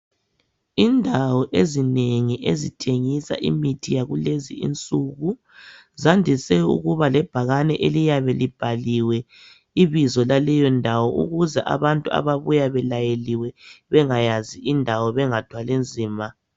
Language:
North Ndebele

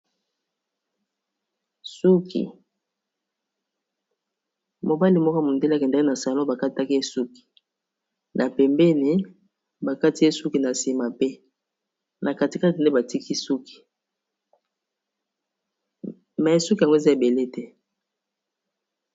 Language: Lingala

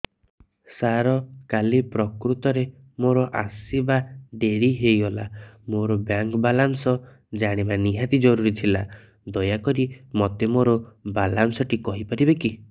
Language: Odia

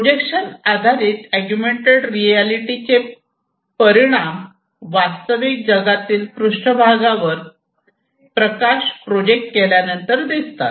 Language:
Marathi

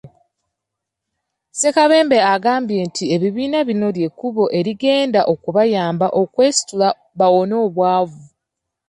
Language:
Ganda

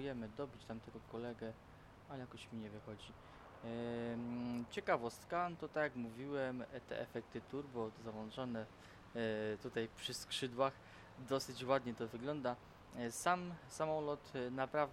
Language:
Polish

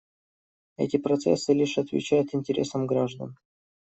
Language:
Russian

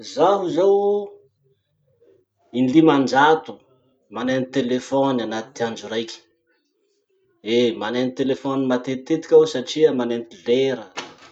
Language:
Masikoro Malagasy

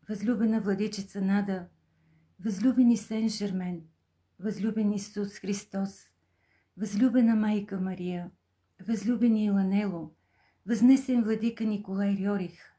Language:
Bulgarian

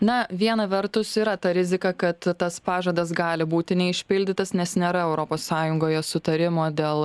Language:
Lithuanian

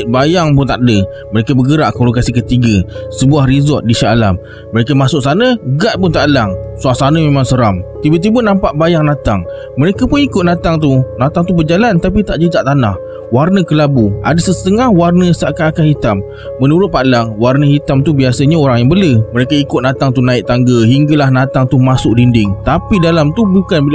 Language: Malay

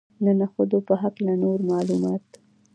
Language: Pashto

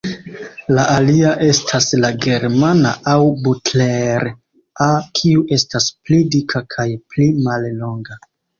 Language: Esperanto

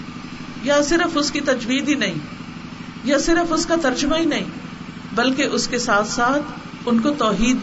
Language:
Urdu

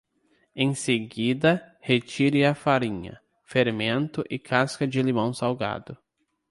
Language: Portuguese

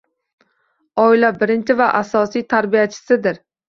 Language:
Uzbek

